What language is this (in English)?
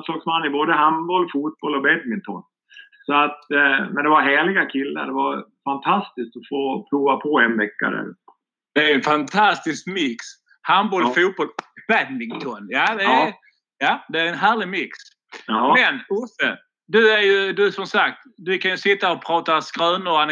Swedish